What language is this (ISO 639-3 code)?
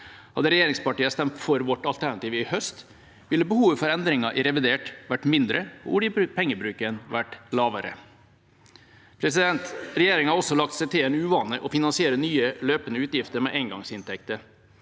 nor